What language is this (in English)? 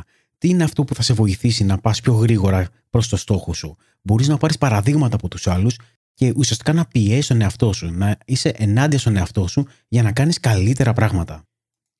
Greek